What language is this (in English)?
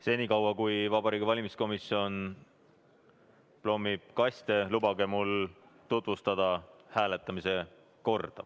Estonian